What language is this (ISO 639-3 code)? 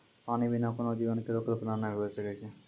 mai